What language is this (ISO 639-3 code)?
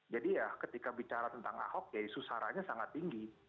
ind